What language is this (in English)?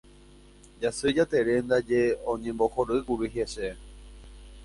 Guarani